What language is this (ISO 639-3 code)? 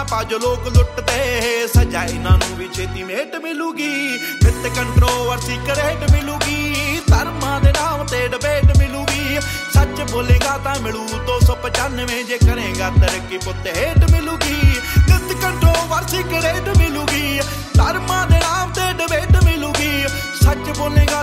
pan